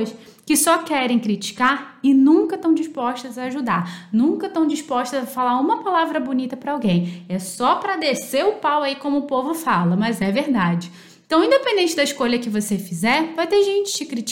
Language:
Portuguese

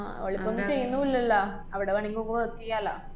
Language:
Malayalam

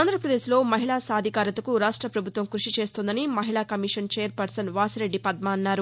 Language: Telugu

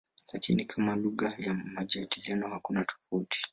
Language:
Swahili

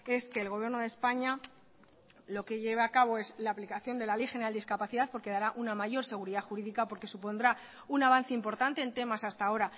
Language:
Spanish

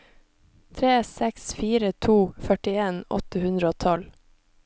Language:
Norwegian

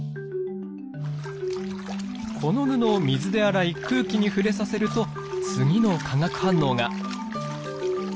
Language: Japanese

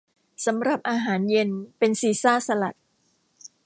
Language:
Thai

